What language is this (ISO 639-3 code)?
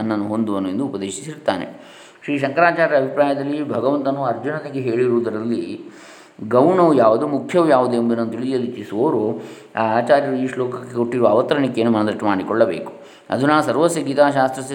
kan